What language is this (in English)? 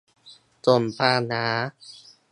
Thai